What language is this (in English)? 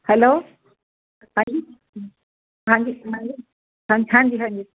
Punjabi